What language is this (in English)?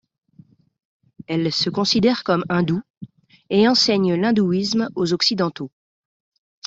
French